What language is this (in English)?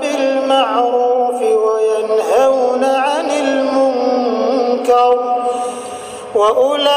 Indonesian